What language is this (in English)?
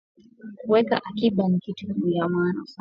Swahili